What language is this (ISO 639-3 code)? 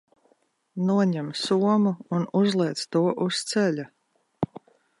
lav